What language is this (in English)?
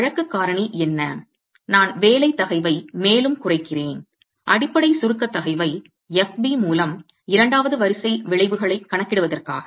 Tamil